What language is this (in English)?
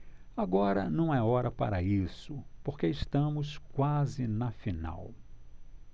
Portuguese